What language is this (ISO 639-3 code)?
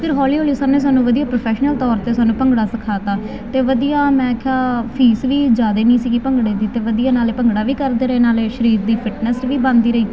pan